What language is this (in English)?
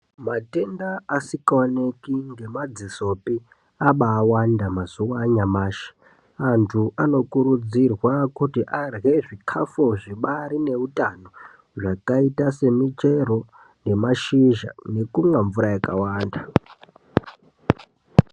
Ndau